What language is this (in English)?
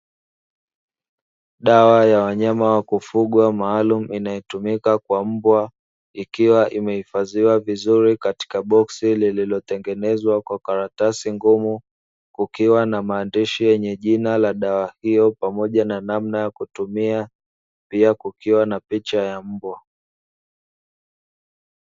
Swahili